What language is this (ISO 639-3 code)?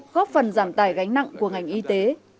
vie